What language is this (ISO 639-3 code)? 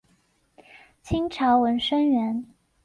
zho